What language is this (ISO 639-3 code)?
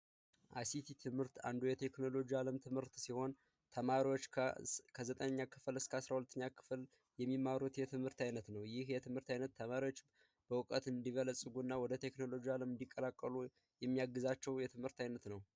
amh